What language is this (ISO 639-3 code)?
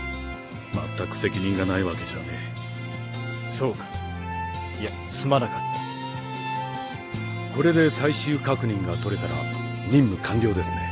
jpn